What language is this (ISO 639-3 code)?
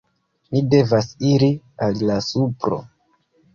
epo